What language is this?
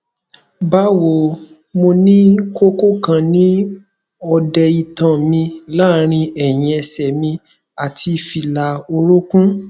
Yoruba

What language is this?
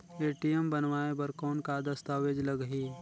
Chhattisgarhi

